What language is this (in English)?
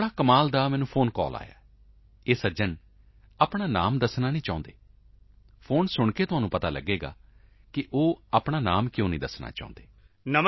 Punjabi